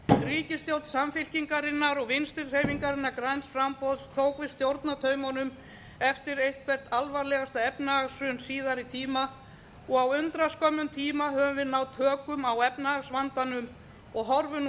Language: Icelandic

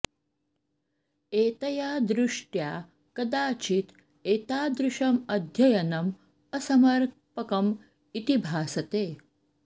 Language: Sanskrit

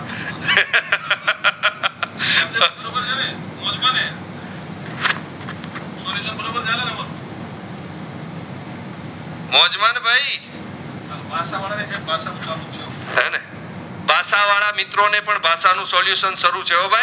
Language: Gujarati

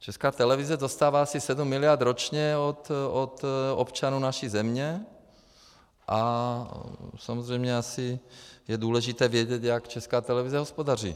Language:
Czech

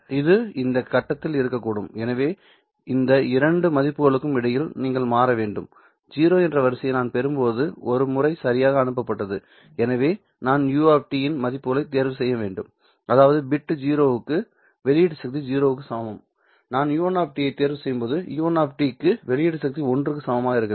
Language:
Tamil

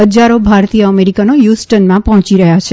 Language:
Gujarati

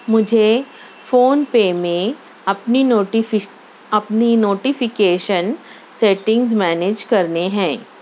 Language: Urdu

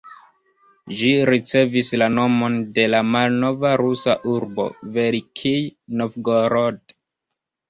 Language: Esperanto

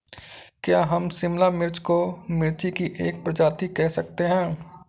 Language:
Hindi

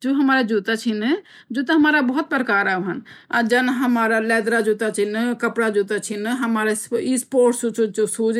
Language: Garhwali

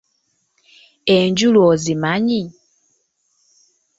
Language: Ganda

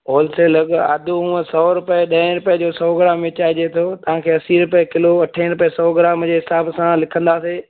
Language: Sindhi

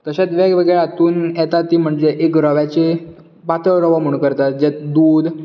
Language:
Konkani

